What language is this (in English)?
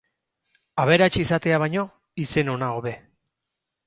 Basque